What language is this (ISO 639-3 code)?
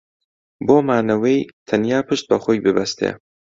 ckb